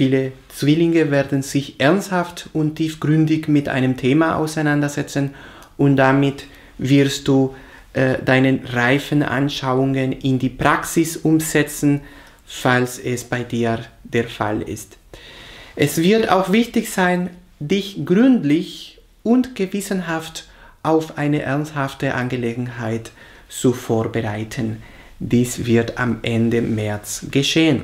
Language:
German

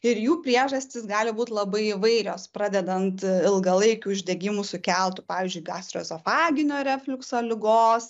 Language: Lithuanian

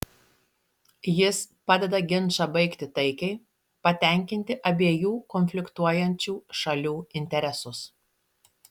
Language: Lithuanian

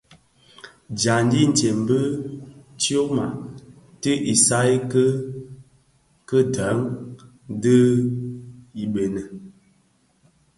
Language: Bafia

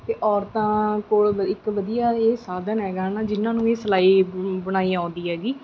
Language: Punjabi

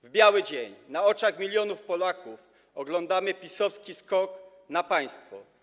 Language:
Polish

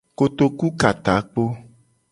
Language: Gen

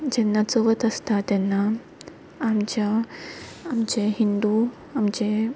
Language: Konkani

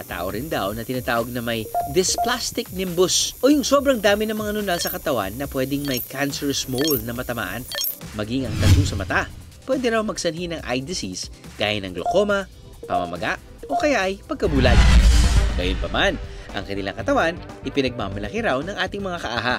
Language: Filipino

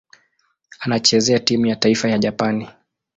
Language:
Swahili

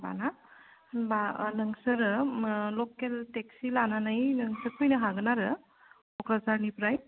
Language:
Bodo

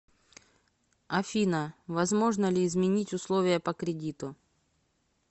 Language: Russian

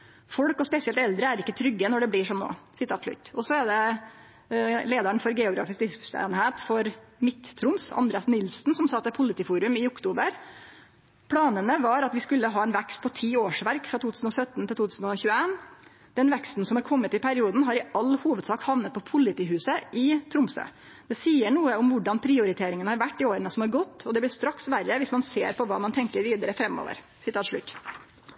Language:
Norwegian Nynorsk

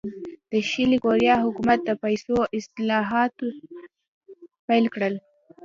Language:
Pashto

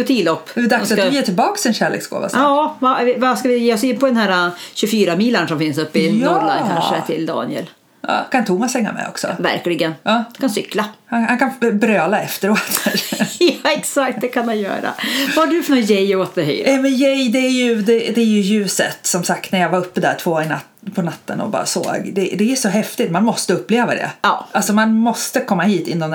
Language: Swedish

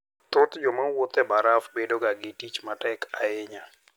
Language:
Luo (Kenya and Tanzania)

